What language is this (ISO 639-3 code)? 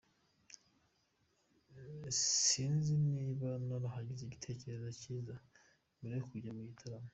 kin